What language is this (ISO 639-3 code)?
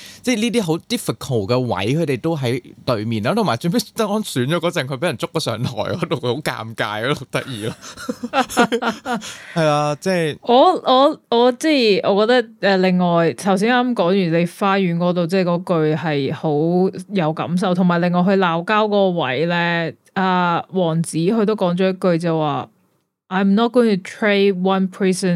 zho